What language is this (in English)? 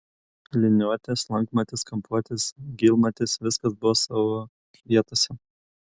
Lithuanian